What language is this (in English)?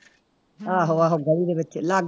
Punjabi